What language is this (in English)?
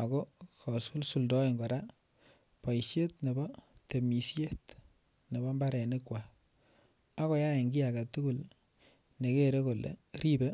Kalenjin